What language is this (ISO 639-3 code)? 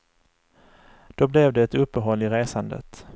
swe